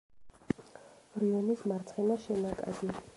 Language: Georgian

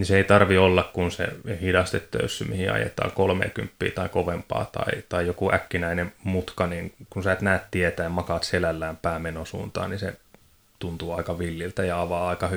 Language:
Finnish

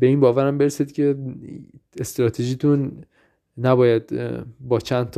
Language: Persian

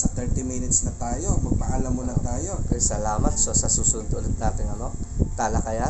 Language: Filipino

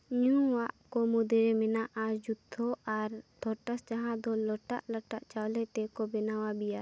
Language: Santali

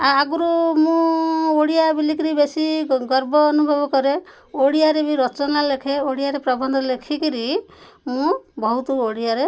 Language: Odia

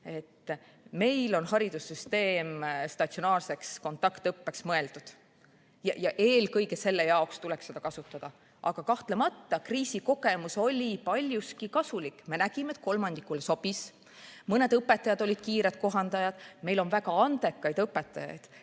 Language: Estonian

